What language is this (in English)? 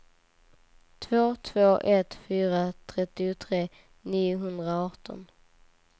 Swedish